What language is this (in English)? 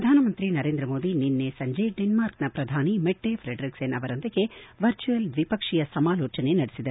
Kannada